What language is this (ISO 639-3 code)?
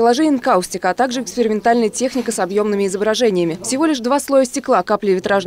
rus